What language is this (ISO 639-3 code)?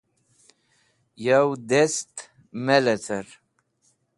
wbl